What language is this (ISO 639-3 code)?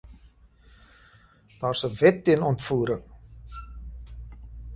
afr